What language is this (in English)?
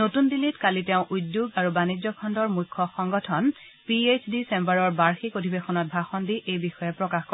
Assamese